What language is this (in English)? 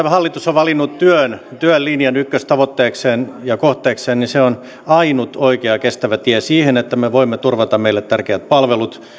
Finnish